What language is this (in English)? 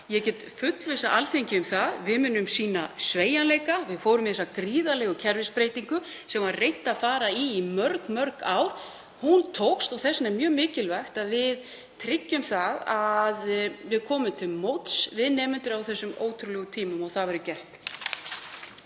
Icelandic